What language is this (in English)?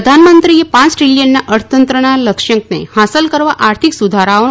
Gujarati